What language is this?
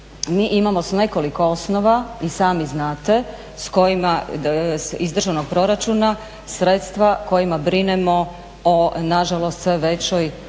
Croatian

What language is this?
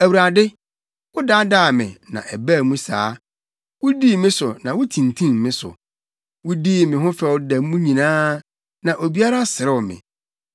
Akan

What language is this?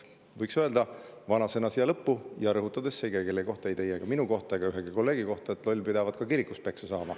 Estonian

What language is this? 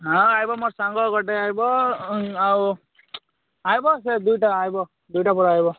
Odia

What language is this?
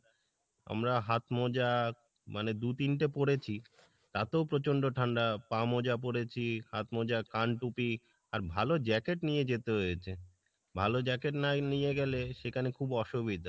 Bangla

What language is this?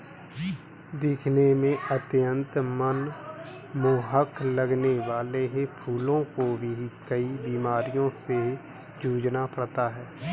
Hindi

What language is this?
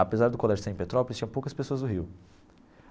Portuguese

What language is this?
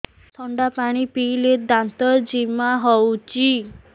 Odia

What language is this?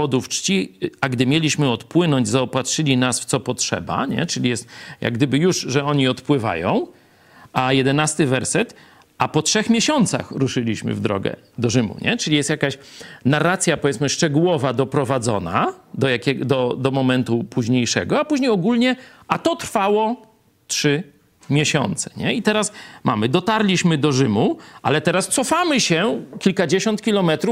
Polish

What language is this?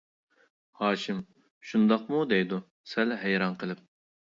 Uyghur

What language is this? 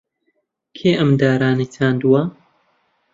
Central Kurdish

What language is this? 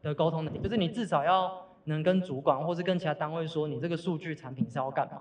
Chinese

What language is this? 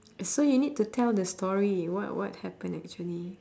English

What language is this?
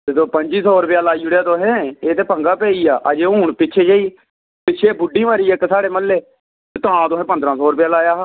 Dogri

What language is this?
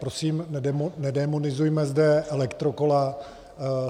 Czech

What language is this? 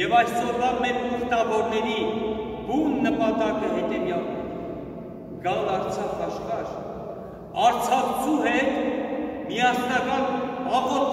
Turkish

